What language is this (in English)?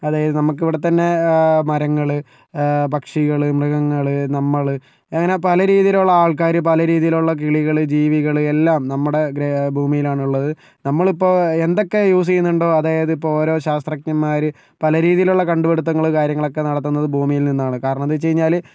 Malayalam